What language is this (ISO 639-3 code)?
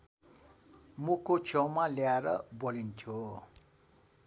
nep